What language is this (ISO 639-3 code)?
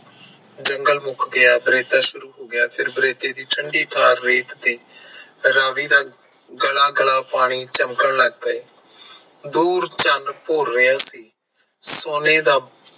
pan